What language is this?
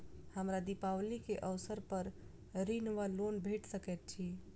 Maithili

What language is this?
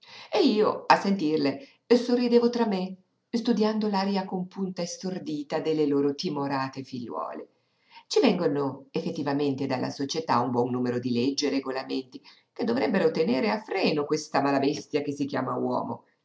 Italian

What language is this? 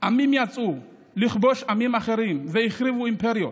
Hebrew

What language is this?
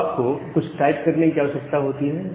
Hindi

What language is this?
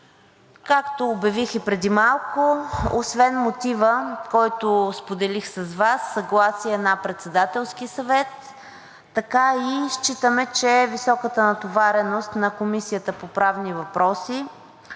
Bulgarian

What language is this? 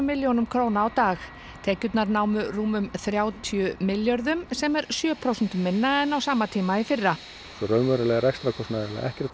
Icelandic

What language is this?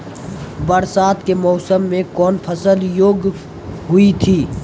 Maithili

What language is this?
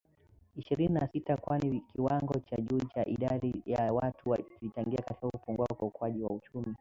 Swahili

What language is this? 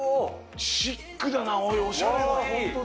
Japanese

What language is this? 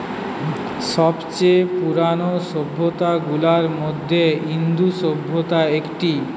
Bangla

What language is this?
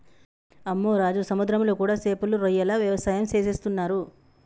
Telugu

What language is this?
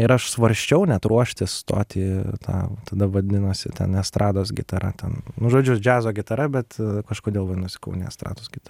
Lithuanian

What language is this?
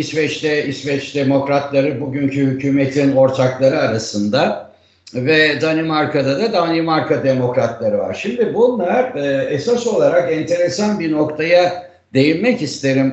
Turkish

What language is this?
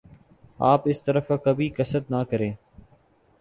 Urdu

